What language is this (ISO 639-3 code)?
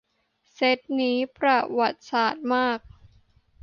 tha